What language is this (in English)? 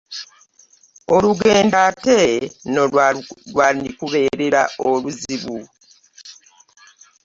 Ganda